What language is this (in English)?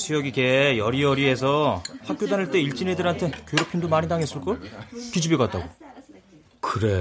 Korean